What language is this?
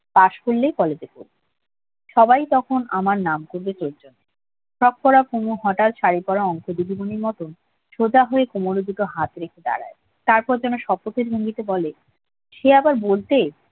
Bangla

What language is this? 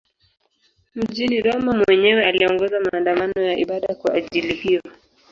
Swahili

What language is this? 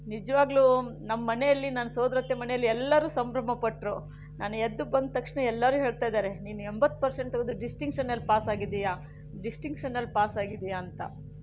Kannada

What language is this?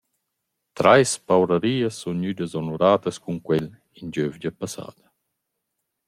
Romansh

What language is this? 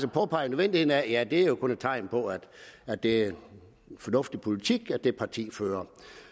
Danish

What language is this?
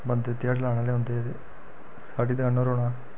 Dogri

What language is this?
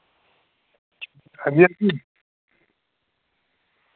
Dogri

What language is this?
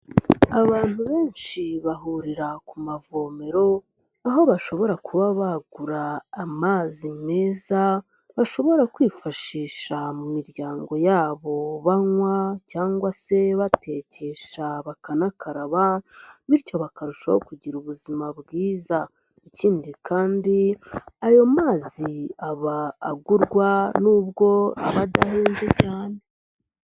Kinyarwanda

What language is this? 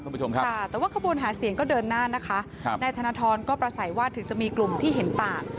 Thai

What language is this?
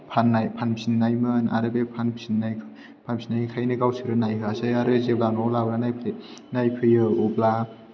Bodo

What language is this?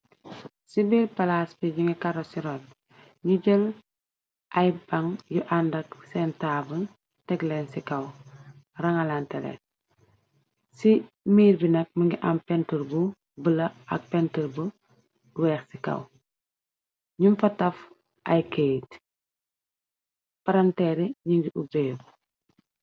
Wolof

